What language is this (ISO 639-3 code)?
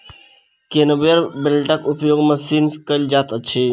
mai